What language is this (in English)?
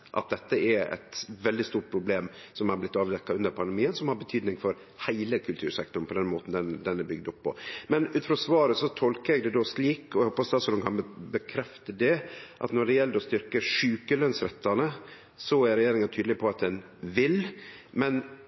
Norwegian Nynorsk